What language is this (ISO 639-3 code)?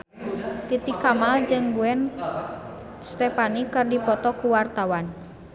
sun